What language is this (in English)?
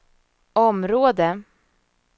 Swedish